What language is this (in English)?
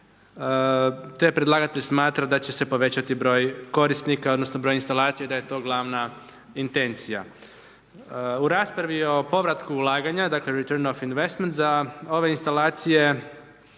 Croatian